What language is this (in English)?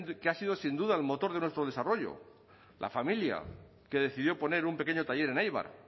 Spanish